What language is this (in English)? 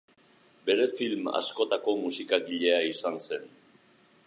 Basque